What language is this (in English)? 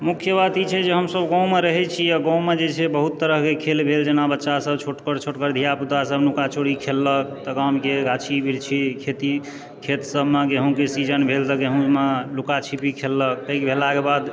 Maithili